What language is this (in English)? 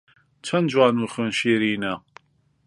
Central Kurdish